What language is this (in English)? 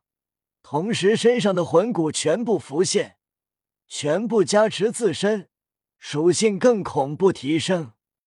Chinese